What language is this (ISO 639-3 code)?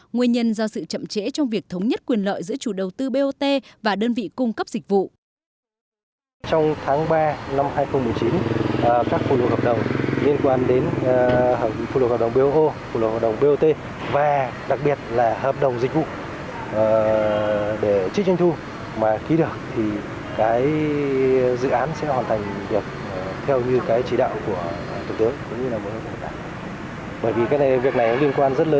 vie